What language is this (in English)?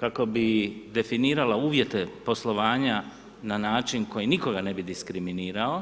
Croatian